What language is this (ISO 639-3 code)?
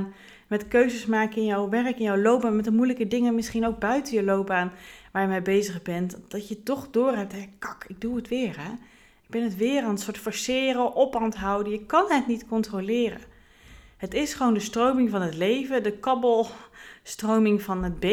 nld